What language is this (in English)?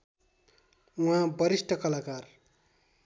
Nepali